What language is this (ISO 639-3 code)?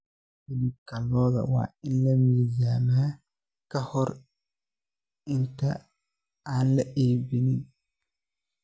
som